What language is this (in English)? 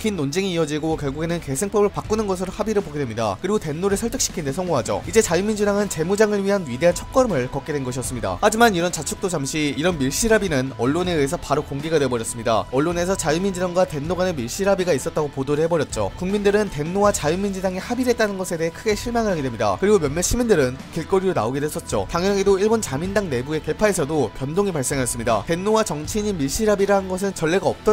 Korean